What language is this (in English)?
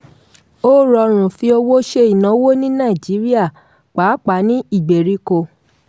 Yoruba